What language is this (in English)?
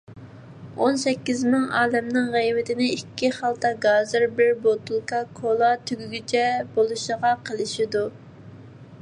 Uyghur